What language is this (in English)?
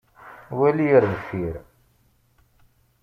Kabyle